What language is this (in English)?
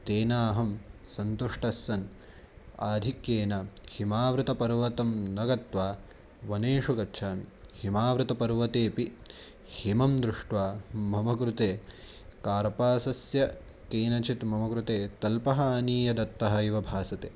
Sanskrit